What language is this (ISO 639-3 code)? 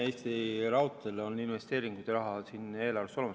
est